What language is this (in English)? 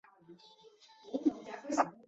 Chinese